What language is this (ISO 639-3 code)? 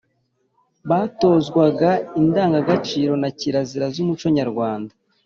kin